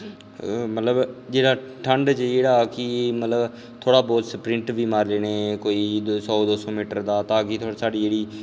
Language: Dogri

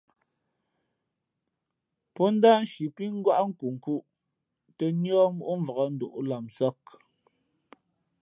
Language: Fe'fe'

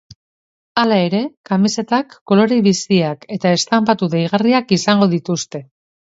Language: Basque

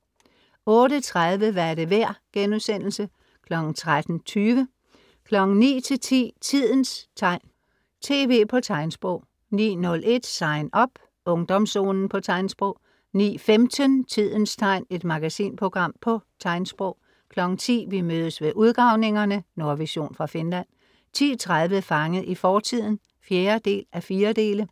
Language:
Danish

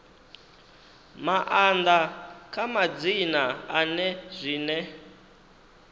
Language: Venda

